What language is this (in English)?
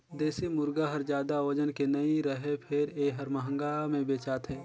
Chhattisgarhi